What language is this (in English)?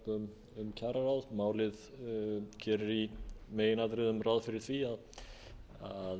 Icelandic